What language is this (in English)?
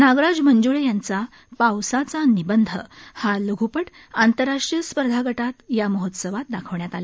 Marathi